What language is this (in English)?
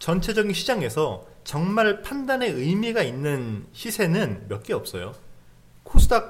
Korean